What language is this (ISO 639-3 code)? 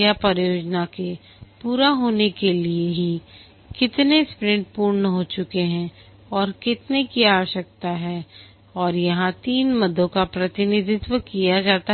hin